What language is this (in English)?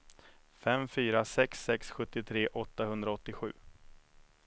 Swedish